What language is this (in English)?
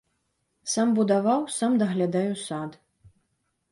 Belarusian